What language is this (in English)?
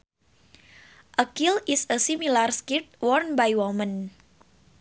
Sundanese